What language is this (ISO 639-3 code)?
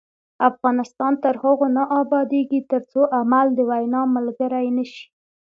pus